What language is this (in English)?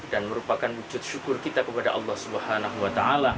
Indonesian